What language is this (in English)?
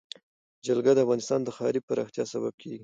Pashto